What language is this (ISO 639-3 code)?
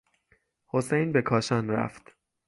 fas